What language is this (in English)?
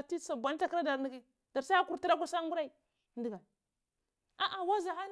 Cibak